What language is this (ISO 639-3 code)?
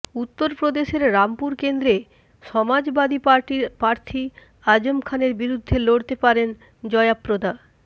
ben